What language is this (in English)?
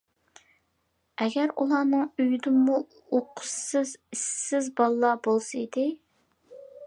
Uyghur